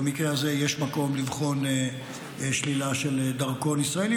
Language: Hebrew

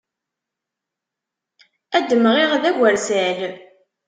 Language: Kabyle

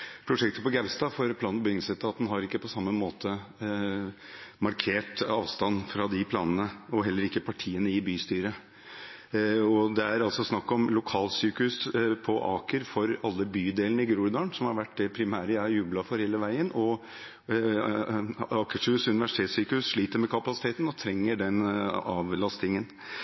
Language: Norwegian Bokmål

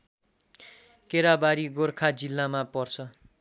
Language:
Nepali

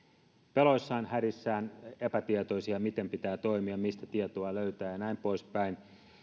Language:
Finnish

